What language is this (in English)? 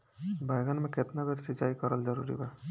Bhojpuri